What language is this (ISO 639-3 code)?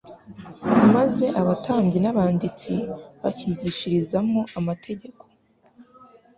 kin